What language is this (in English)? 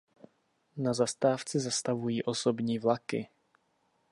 Czech